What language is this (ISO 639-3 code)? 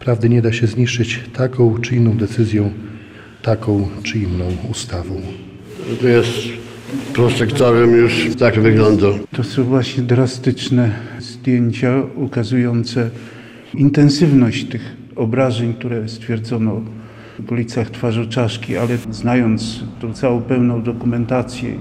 pol